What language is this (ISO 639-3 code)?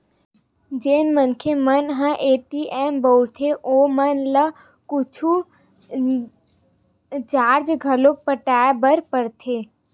hne